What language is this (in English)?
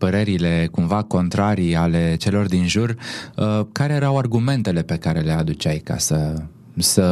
Romanian